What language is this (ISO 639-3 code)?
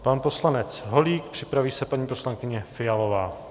ces